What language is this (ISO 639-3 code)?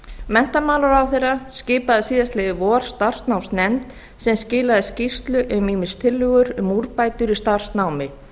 isl